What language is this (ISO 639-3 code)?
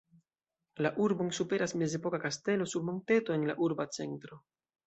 epo